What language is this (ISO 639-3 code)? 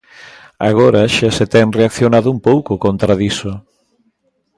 glg